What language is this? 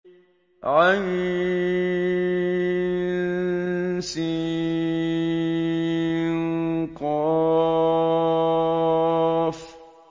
Arabic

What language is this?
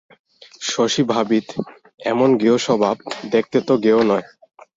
Bangla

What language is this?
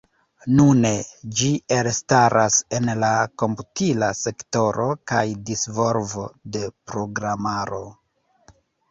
Esperanto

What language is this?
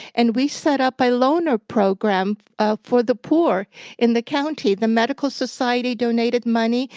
English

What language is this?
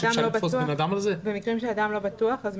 Hebrew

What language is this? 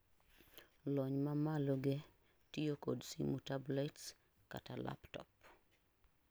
Luo (Kenya and Tanzania)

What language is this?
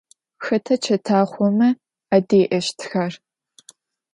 Adyghe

